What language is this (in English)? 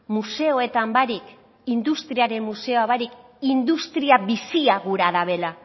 Basque